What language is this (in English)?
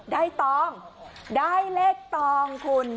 Thai